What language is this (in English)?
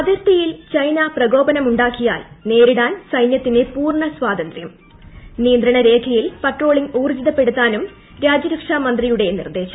Malayalam